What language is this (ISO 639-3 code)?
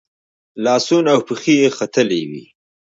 pus